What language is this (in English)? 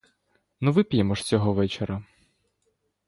Ukrainian